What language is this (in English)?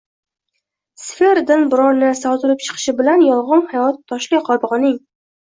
Uzbek